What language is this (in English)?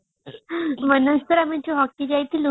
Odia